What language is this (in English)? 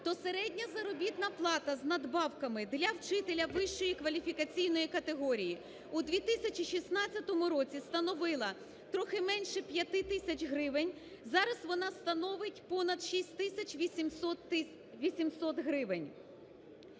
Ukrainian